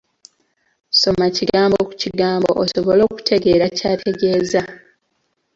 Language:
Ganda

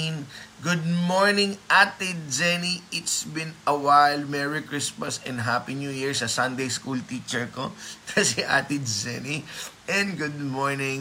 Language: Filipino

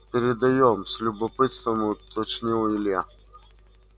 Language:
Russian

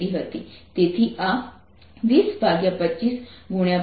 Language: Gujarati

